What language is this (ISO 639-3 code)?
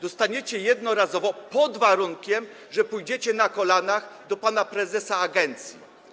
pol